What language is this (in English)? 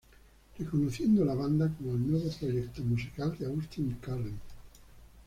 Spanish